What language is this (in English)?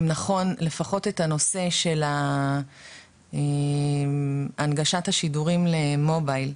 Hebrew